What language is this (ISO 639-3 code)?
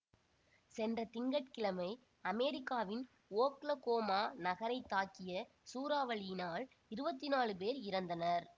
tam